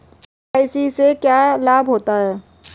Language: Hindi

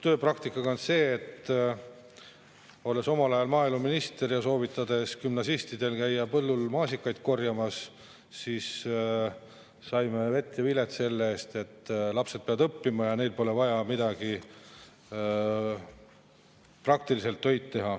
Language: Estonian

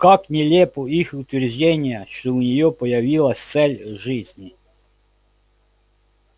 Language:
Russian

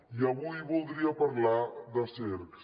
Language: Catalan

